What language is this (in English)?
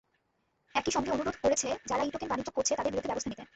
Bangla